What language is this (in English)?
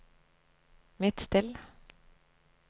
Norwegian